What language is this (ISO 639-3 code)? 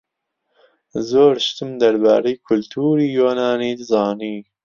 ckb